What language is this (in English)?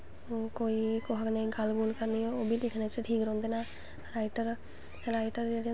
Dogri